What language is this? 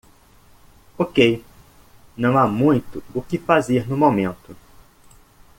Portuguese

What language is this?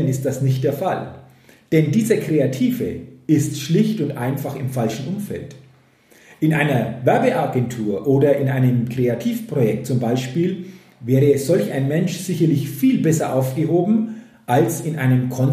German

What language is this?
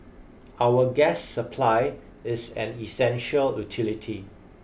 English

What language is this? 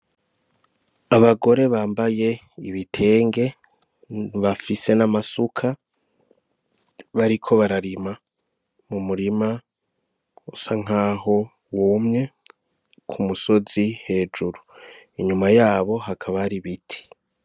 Rundi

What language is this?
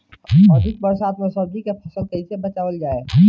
Bhojpuri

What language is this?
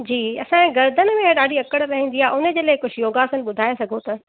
Sindhi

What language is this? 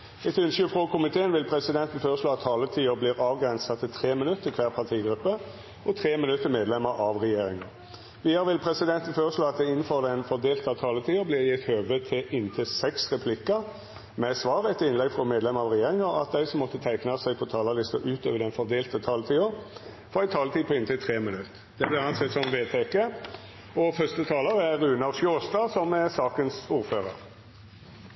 Norwegian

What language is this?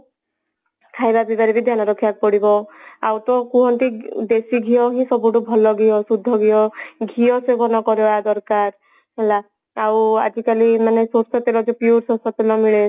Odia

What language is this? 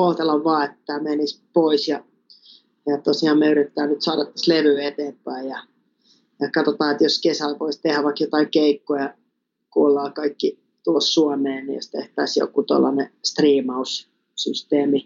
Finnish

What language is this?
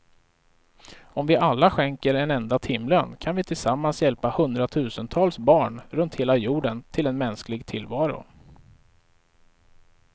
Swedish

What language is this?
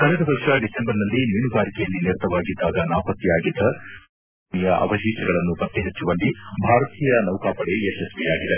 Kannada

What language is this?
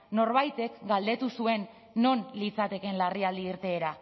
Basque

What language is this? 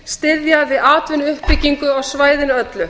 Icelandic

